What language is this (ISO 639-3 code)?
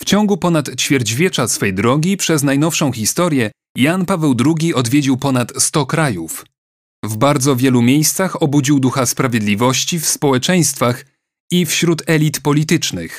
pol